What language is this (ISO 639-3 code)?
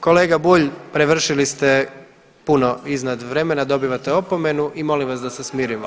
hrv